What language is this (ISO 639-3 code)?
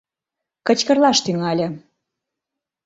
chm